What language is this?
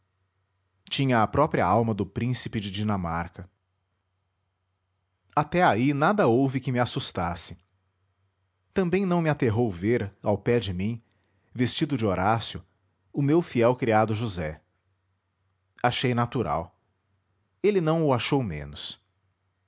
Portuguese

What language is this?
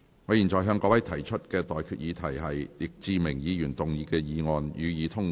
Cantonese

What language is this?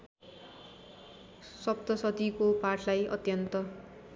Nepali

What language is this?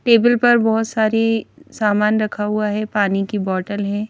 Hindi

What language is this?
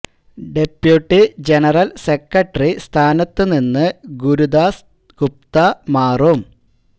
Malayalam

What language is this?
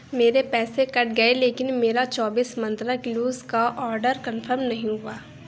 Urdu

